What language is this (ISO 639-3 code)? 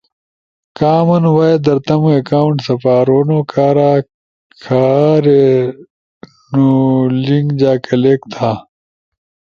ush